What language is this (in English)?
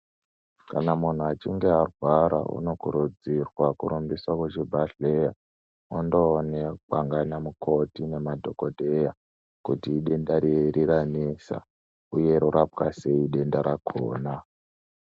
Ndau